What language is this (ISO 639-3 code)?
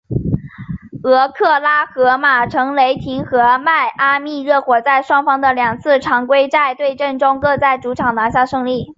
zho